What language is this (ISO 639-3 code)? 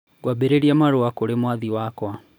kik